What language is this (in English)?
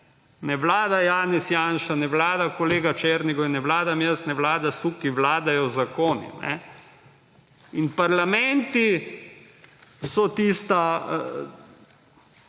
Slovenian